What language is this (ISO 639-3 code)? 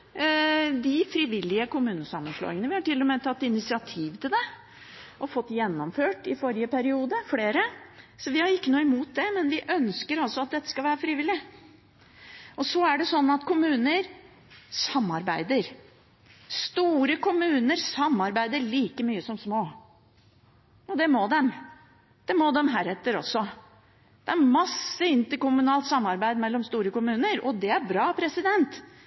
nob